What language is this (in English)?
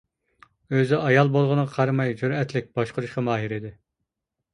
Uyghur